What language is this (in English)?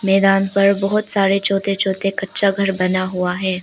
Hindi